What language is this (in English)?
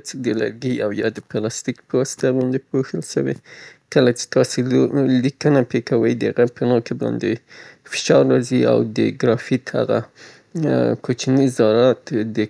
Southern Pashto